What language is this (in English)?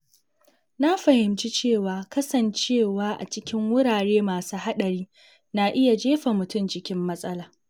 Hausa